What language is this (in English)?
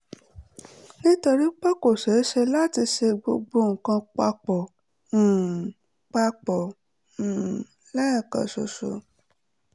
Yoruba